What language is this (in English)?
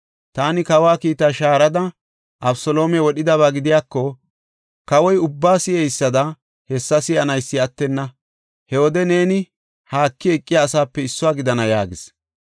Gofa